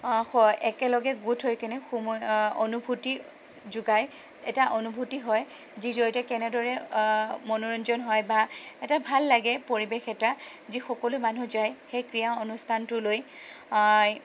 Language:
Assamese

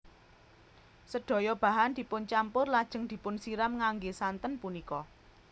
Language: Javanese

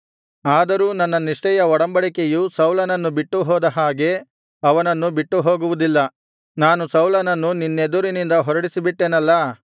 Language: Kannada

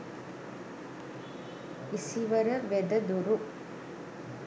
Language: Sinhala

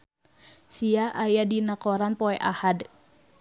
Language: Sundanese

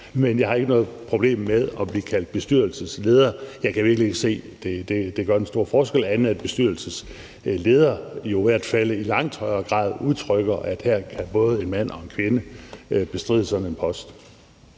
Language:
Danish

